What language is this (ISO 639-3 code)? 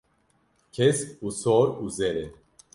kur